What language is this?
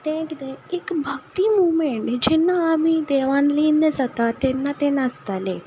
Konkani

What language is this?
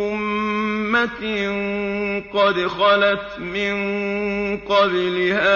Arabic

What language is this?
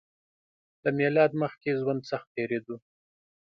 Pashto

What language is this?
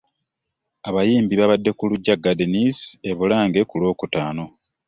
Ganda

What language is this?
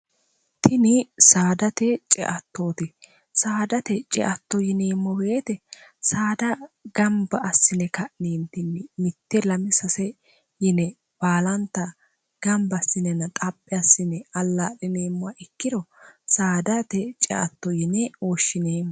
Sidamo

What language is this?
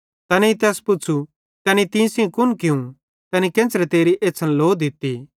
Bhadrawahi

